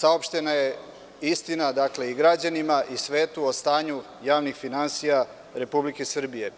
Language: Serbian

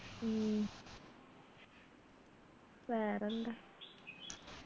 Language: Malayalam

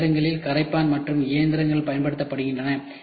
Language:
Tamil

